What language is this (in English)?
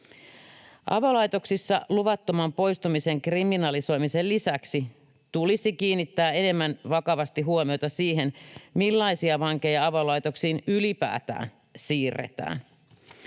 Finnish